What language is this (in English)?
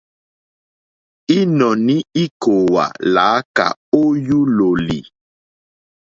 Mokpwe